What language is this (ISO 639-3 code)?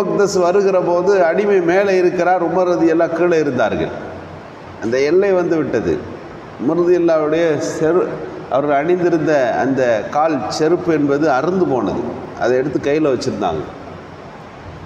ara